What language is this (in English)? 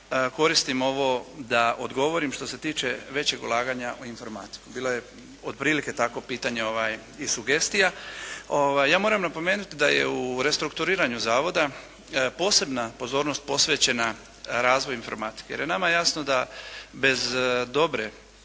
Croatian